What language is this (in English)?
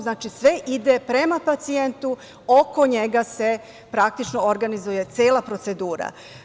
Serbian